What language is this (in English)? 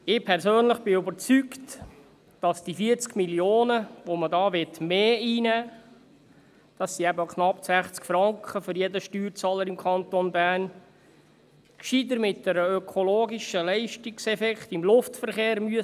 Swiss German